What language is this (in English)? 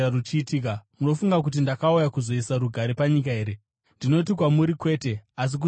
Shona